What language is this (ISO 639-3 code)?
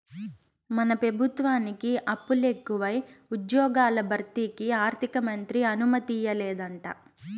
tel